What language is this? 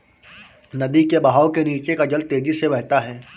Hindi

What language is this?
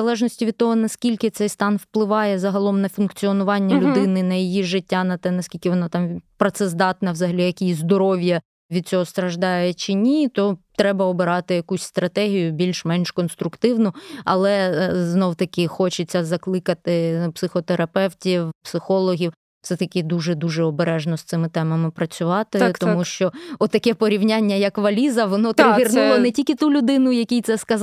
Ukrainian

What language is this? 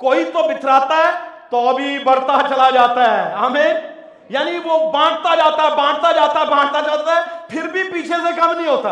Urdu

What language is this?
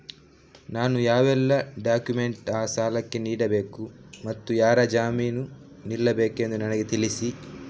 Kannada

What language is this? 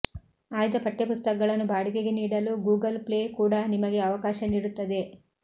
Kannada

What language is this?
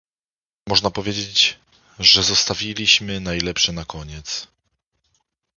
Polish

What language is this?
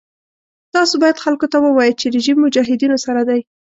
Pashto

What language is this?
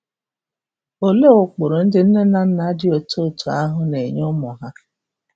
Igbo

